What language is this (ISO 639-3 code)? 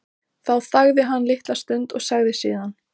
isl